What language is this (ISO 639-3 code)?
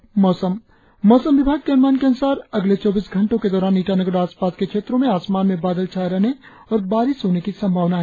hin